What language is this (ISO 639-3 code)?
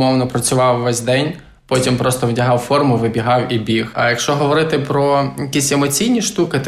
ukr